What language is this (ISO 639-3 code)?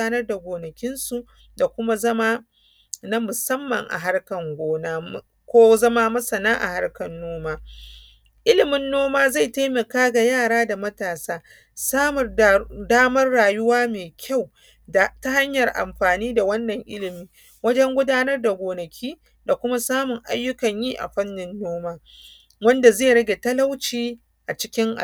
hau